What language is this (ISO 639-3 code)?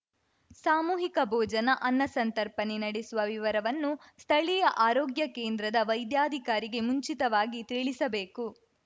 kan